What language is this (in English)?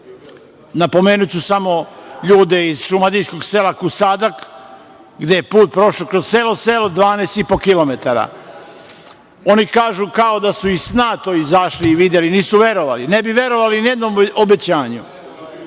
Serbian